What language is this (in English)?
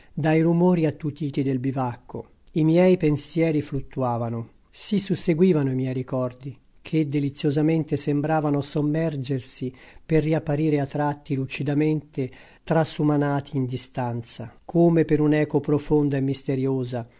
Italian